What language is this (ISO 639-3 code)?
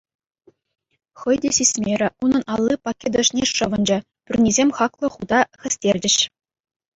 chv